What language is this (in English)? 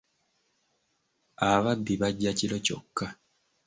Ganda